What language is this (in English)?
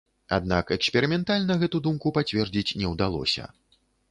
Belarusian